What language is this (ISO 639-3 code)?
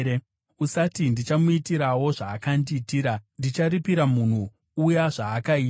sna